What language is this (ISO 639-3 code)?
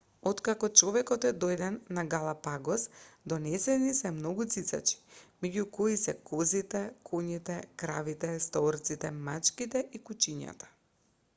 mkd